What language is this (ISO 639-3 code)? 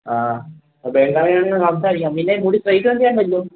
mal